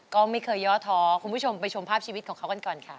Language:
Thai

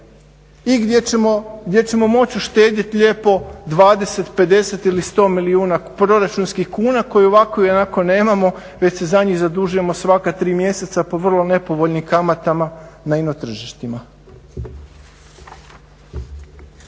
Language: Croatian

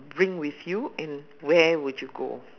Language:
English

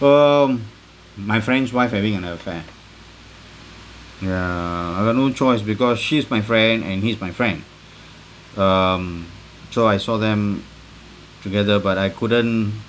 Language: English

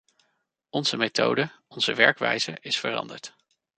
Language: Dutch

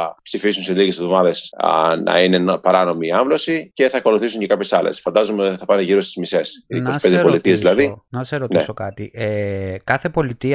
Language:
Greek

